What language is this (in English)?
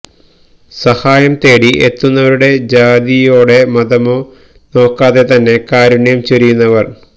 Malayalam